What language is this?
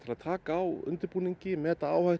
Icelandic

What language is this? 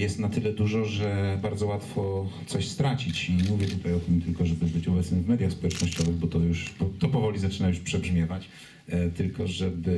Polish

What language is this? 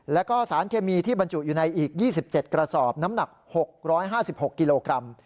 Thai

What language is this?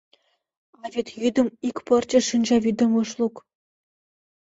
Mari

